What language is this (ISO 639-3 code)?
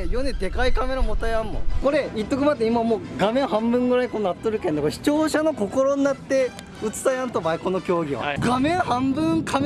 jpn